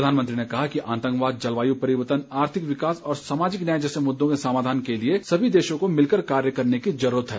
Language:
Hindi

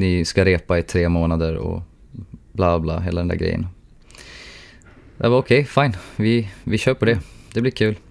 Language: Swedish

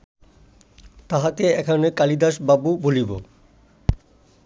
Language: Bangla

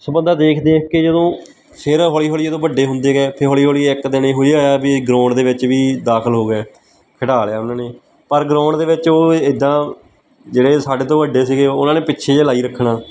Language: Punjabi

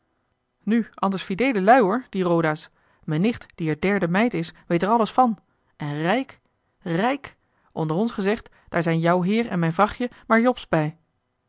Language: Dutch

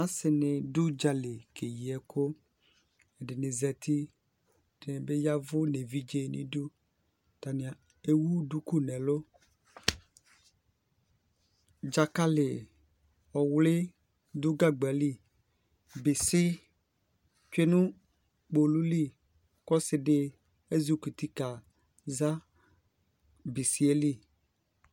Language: Ikposo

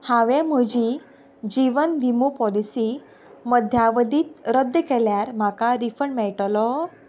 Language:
Konkani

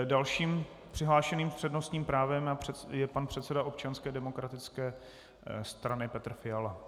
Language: Czech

